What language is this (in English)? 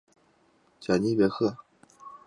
Chinese